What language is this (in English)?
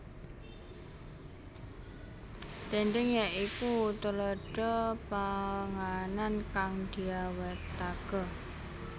Javanese